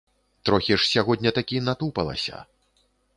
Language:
Belarusian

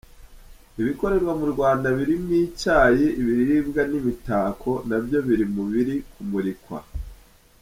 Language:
Kinyarwanda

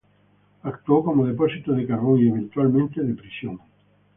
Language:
Spanish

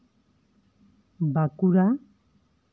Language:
Santali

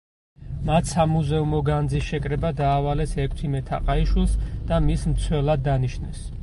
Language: Georgian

